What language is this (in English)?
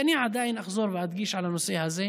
Hebrew